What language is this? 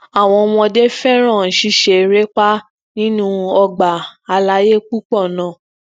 Yoruba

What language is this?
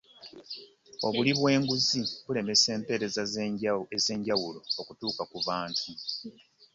Ganda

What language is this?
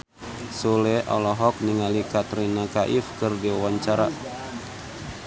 Sundanese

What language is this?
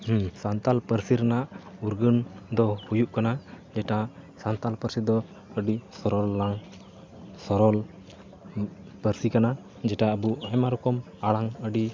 Santali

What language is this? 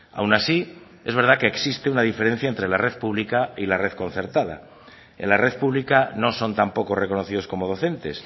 Spanish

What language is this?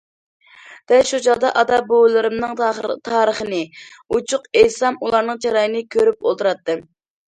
Uyghur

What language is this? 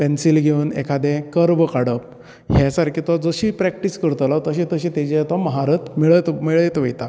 Konkani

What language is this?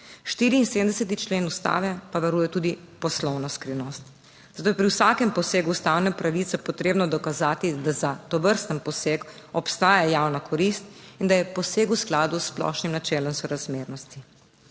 Slovenian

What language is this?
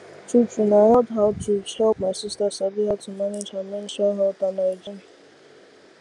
Nigerian Pidgin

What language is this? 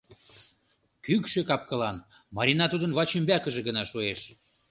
Mari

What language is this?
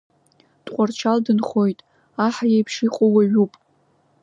Abkhazian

